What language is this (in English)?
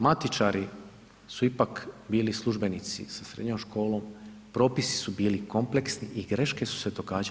Croatian